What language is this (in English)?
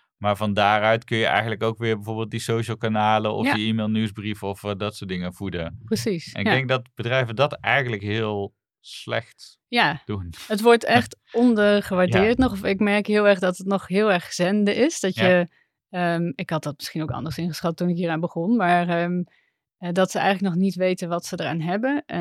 Dutch